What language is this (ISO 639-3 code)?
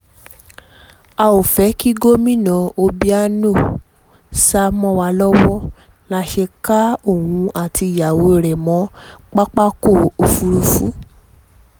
yor